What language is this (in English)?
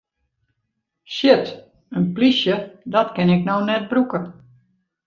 Western Frisian